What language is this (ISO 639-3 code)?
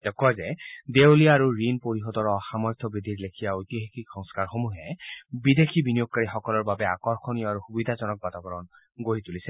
asm